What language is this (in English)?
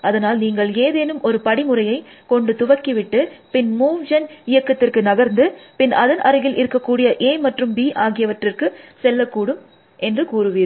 Tamil